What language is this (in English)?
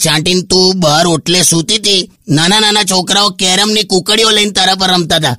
Hindi